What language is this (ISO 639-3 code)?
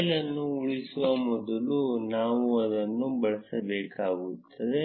kan